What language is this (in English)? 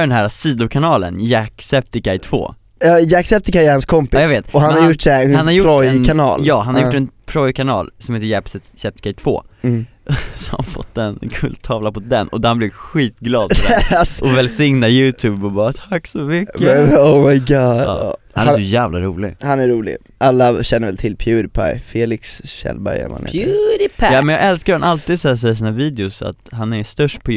Swedish